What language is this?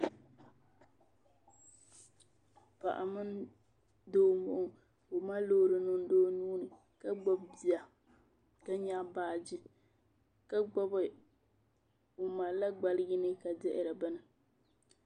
Dagbani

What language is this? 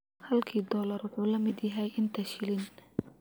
Somali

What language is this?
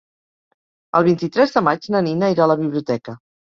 Catalan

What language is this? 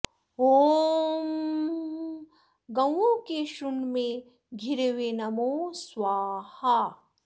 Sanskrit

